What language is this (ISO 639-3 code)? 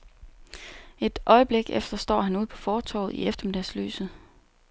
dan